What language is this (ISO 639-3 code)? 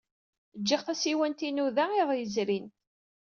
kab